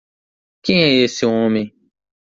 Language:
Portuguese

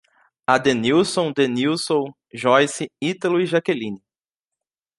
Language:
Portuguese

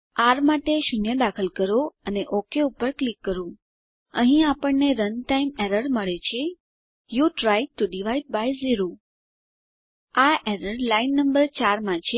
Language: Gujarati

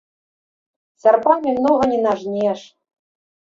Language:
Belarusian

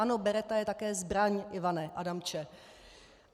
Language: Czech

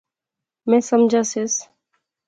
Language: Pahari-Potwari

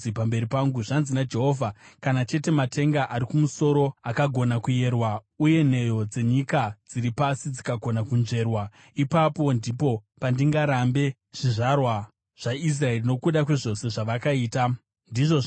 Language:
Shona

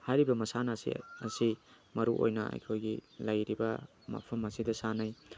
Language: Manipuri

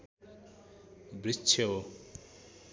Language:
Nepali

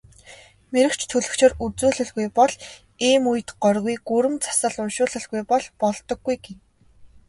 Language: Mongolian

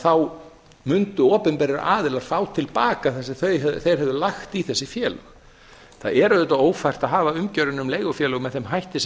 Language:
Icelandic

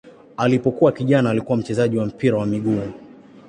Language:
Swahili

